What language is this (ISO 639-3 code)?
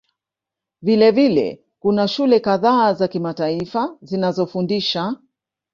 swa